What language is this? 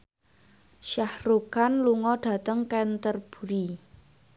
Javanese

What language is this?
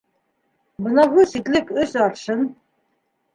Bashkir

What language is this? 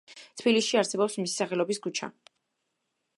Georgian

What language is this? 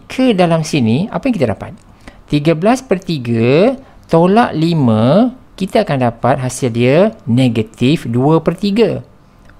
Malay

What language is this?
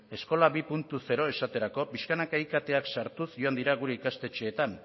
Basque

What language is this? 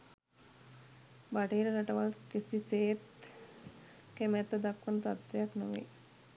Sinhala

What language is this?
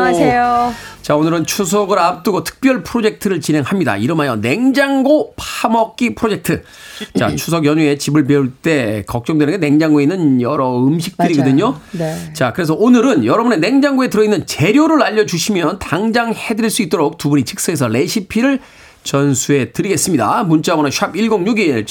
Korean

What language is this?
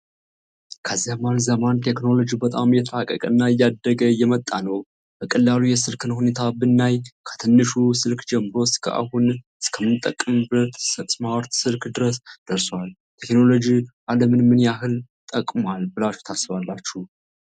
Amharic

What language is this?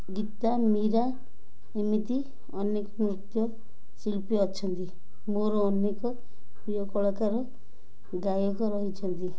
Odia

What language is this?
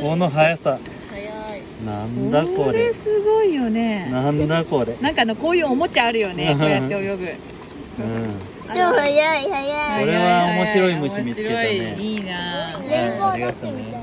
Japanese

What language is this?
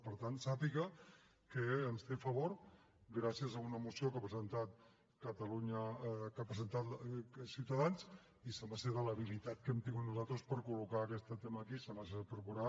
Catalan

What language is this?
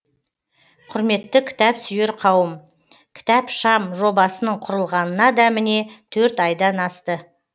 Kazakh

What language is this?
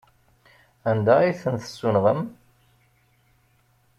Kabyle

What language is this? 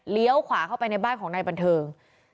Thai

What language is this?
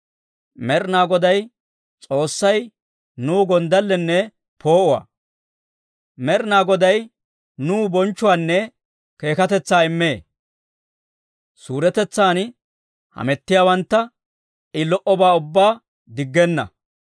Dawro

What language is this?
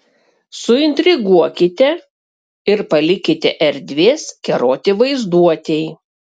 Lithuanian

